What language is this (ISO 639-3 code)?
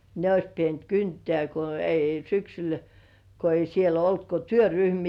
fin